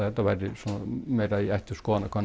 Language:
Icelandic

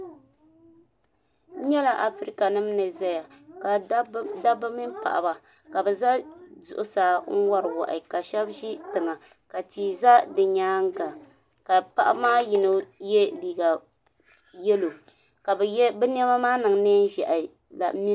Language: Dagbani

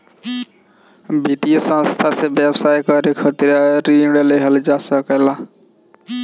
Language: Bhojpuri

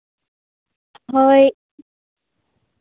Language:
Santali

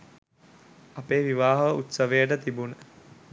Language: Sinhala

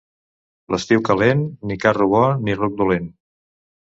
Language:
Catalan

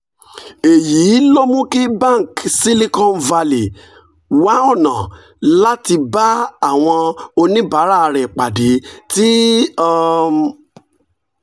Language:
Yoruba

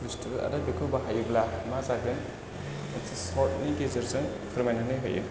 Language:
Bodo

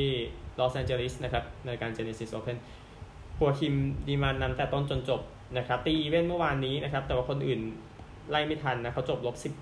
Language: Thai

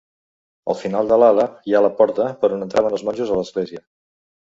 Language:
Catalan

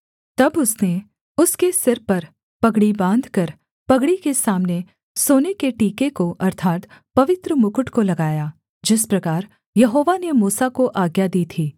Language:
Hindi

